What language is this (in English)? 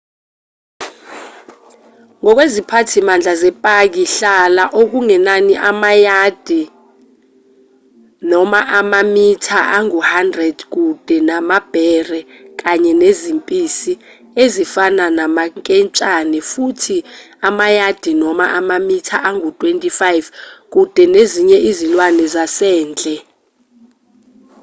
Zulu